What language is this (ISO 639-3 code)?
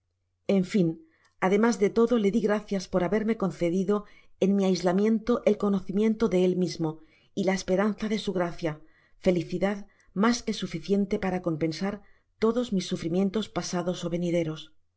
spa